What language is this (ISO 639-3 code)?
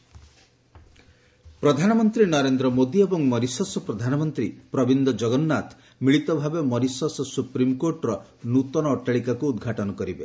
ori